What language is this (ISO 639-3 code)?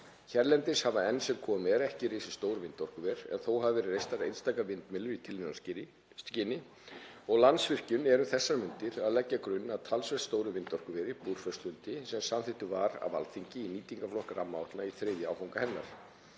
isl